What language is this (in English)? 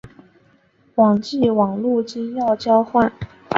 Chinese